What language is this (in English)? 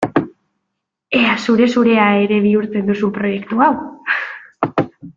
Basque